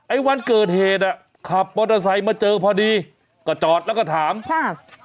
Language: Thai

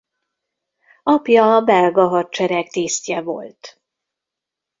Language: Hungarian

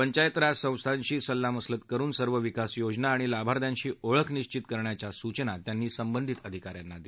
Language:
Marathi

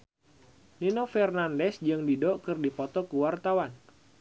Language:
Sundanese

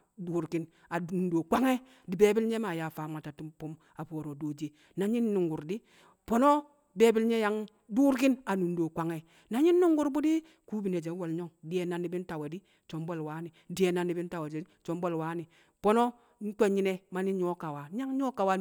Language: Kamo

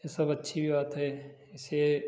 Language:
Hindi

